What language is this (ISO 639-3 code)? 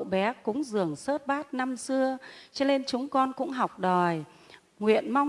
vie